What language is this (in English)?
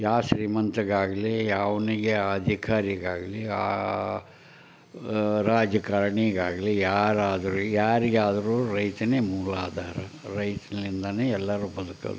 Kannada